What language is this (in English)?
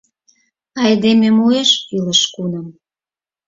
Mari